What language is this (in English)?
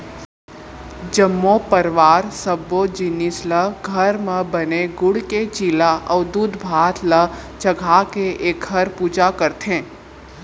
Chhattisgarhi